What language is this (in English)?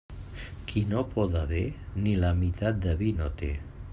Catalan